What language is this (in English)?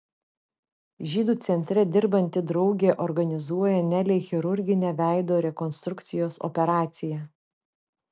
Lithuanian